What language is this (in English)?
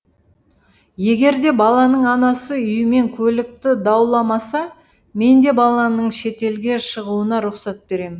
Kazakh